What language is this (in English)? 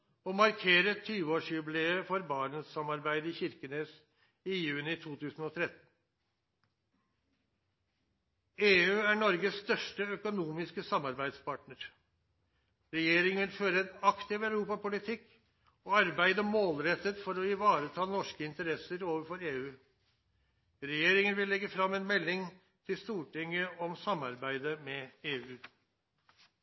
Norwegian Nynorsk